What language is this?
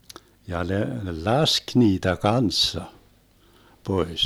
Finnish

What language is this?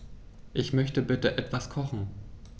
German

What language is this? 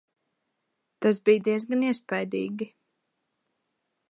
Latvian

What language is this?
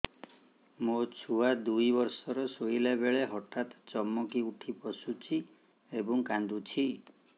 Odia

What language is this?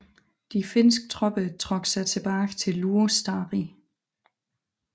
Danish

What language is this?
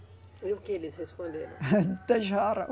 Portuguese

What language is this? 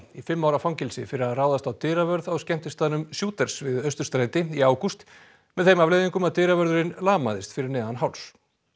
Icelandic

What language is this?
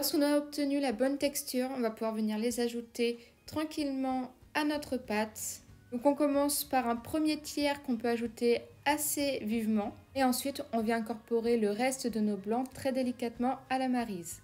French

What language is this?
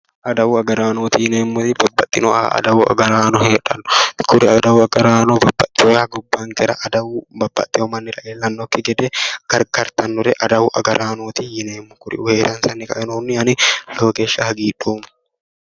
Sidamo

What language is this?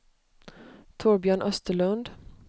Swedish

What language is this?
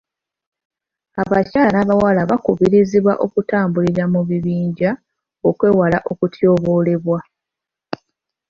Ganda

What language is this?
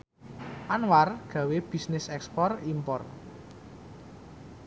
Javanese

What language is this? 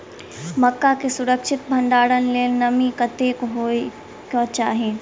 Maithili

